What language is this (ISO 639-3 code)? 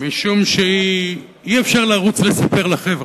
heb